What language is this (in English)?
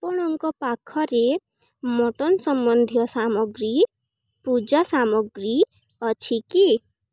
Odia